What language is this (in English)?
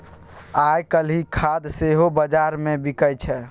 Maithili